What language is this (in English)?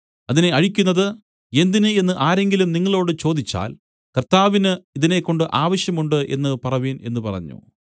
Malayalam